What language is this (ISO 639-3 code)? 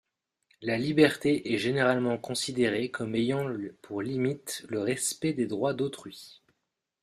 fra